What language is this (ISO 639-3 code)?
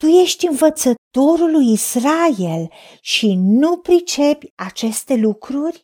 ron